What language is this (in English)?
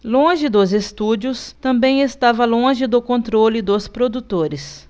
Portuguese